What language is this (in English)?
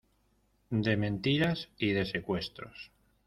Spanish